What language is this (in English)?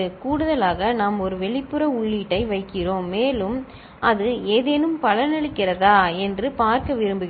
Tamil